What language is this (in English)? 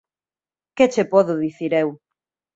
Galician